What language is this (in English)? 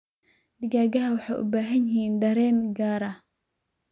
Somali